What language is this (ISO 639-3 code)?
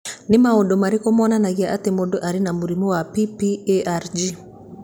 kik